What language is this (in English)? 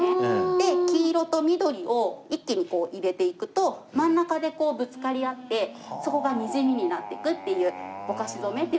Japanese